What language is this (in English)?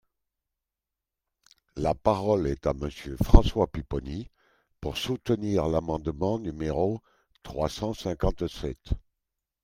French